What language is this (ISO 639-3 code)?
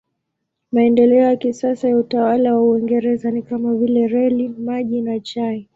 swa